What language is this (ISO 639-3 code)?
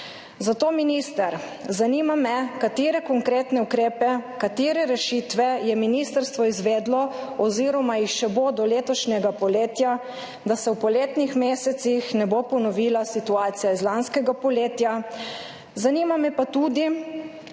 slv